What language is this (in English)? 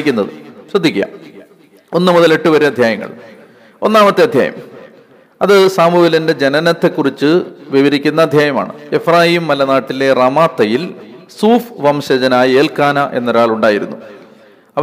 Malayalam